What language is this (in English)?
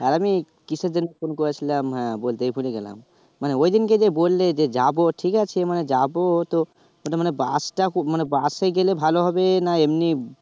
Bangla